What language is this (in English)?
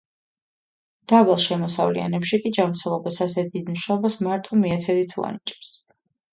Georgian